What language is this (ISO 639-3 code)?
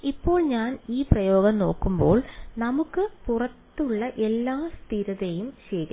mal